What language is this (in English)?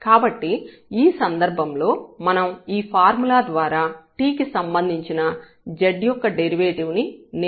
Telugu